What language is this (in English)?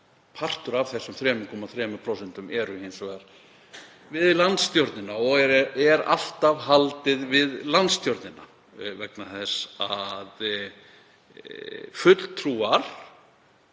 Icelandic